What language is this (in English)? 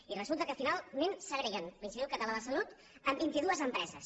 Catalan